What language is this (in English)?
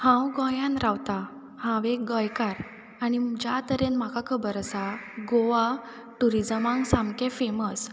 Konkani